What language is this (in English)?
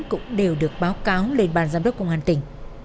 Vietnamese